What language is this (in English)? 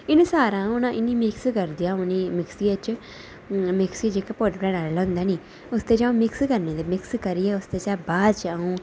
Dogri